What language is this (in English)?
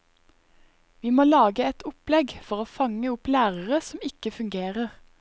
Norwegian